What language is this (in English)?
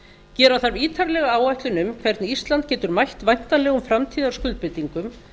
Icelandic